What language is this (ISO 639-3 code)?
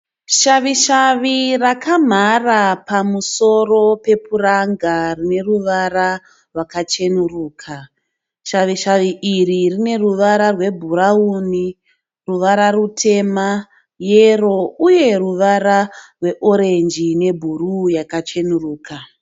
sna